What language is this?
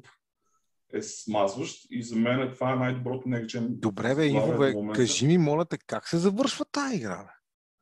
Bulgarian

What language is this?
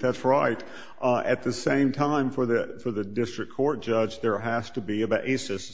English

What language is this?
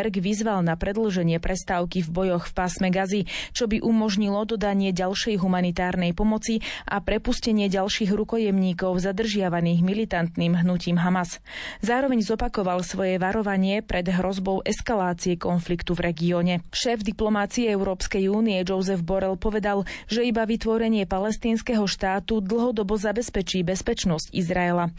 Slovak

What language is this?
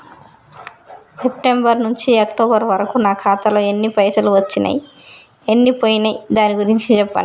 Telugu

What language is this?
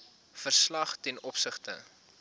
Afrikaans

